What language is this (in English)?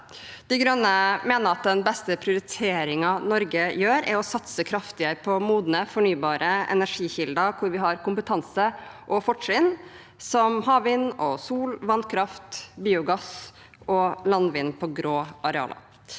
Norwegian